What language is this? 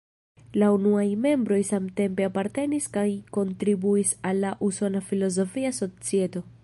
Esperanto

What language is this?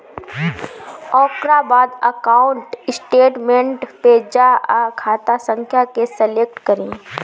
Bhojpuri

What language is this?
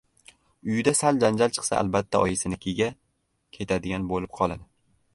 Uzbek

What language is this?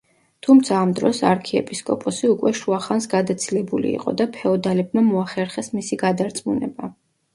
Georgian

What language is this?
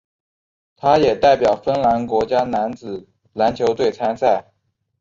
Chinese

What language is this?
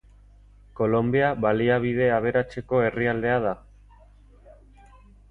Basque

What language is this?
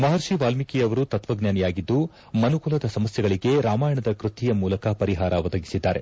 Kannada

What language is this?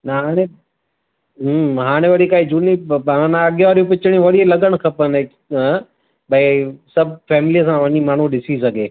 Sindhi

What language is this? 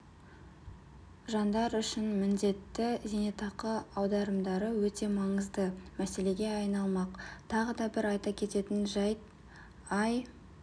Kazakh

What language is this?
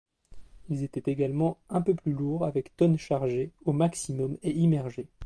French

